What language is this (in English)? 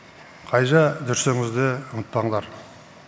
Kazakh